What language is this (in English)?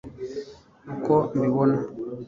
Kinyarwanda